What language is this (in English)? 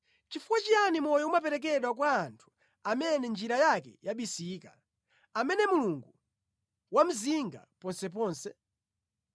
Nyanja